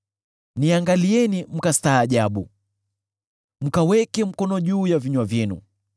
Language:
Swahili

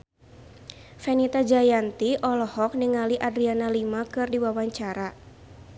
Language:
Sundanese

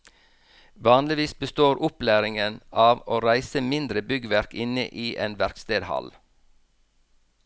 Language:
Norwegian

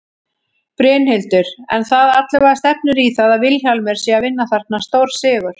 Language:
Icelandic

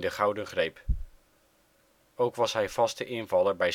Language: Dutch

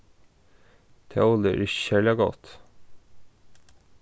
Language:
Faroese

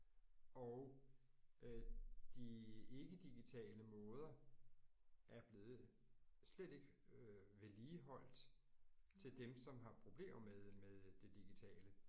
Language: Danish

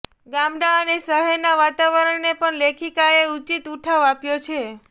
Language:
Gujarati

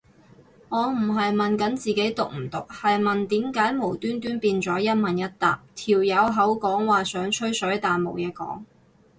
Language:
Cantonese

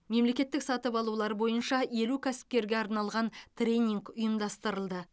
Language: Kazakh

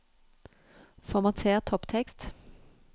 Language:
Norwegian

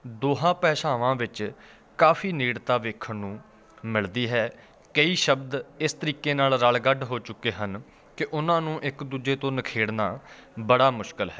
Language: Punjabi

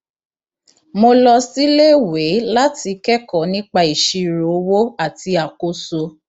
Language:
Yoruba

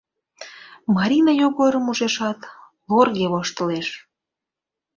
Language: Mari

